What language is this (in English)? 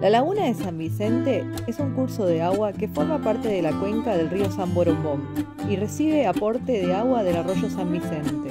Spanish